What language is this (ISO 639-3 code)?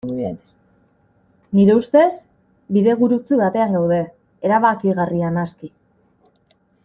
eus